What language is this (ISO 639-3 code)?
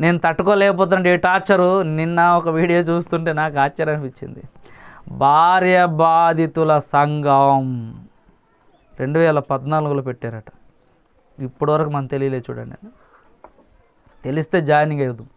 hin